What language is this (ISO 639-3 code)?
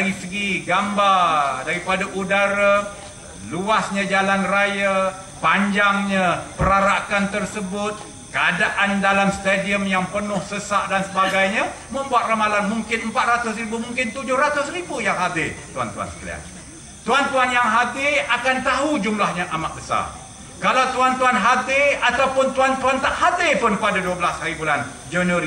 msa